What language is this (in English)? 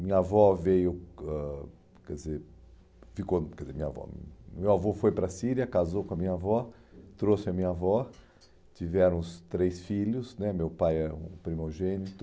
Portuguese